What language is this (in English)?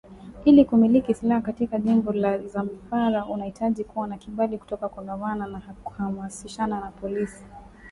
Swahili